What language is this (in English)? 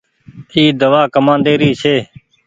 Goaria